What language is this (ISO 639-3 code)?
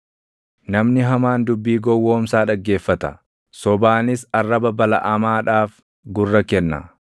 orm